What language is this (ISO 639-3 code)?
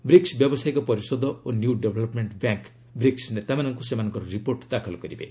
ori